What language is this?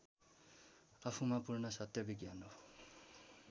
Nepali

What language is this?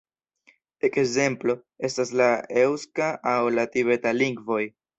Esperanto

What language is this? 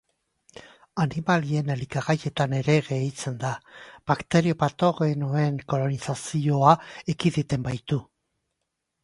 Basque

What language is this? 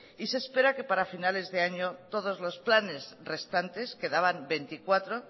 Spanish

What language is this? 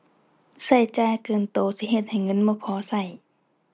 Thai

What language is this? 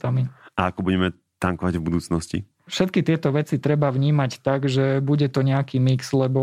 Slovak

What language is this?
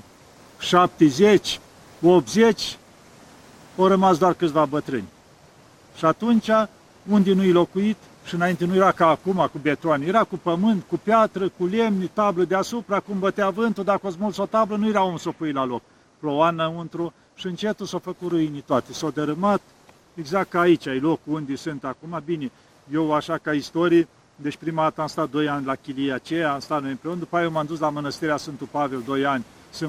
Romanian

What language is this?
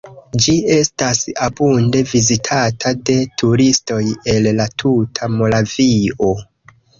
Esperanto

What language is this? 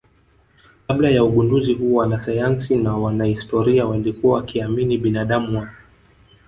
Swahili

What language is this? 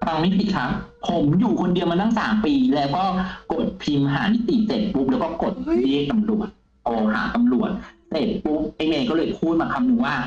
Thai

